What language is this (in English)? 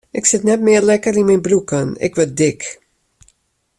Western Frisian